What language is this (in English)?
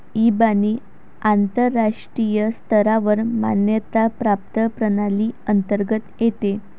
Marathi